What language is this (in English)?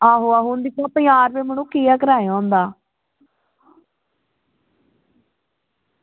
Dogri